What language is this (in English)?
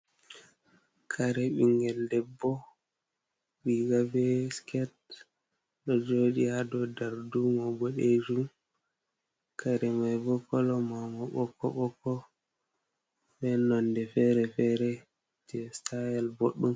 Fula